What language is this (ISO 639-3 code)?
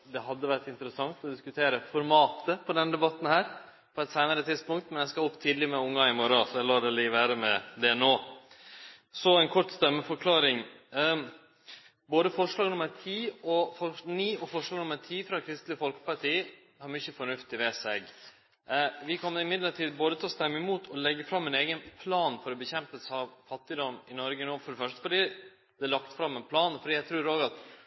nno